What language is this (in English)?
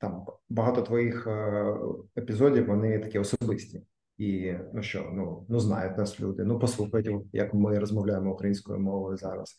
Ukrainian